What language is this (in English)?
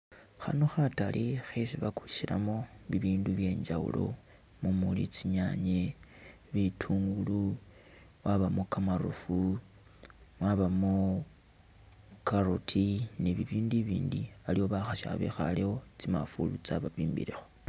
Masaaba